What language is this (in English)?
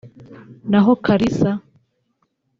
Kinyarwanda